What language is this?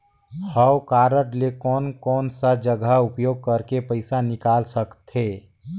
Chhattisgarhi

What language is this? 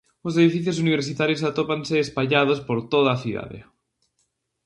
Galician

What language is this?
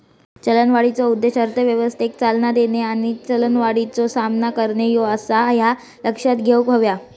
Marathi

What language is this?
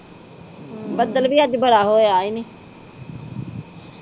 Punjabi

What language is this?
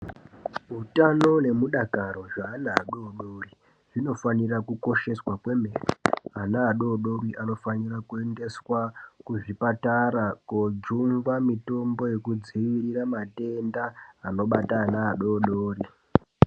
Ndau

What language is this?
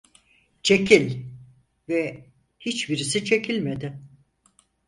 Turkish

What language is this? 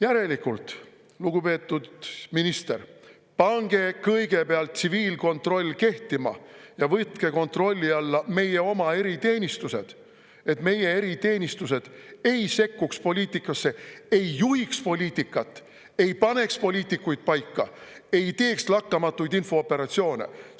Estonian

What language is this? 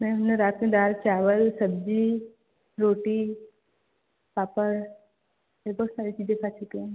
Hindi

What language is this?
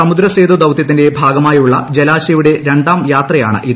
Malayalam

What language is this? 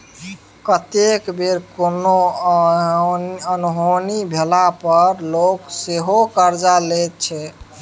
Maithili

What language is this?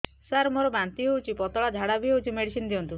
Odia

